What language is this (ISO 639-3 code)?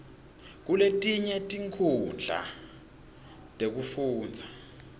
ssw